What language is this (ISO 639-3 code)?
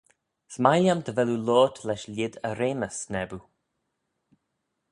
glv